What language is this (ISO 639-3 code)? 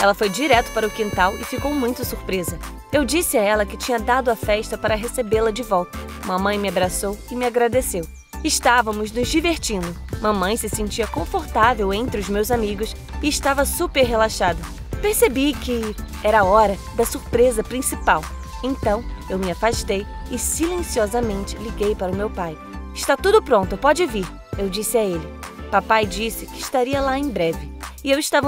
por